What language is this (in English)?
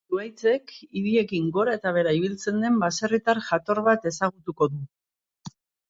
Basque